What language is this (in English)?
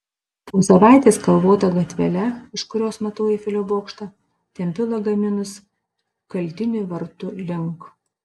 Lithuanian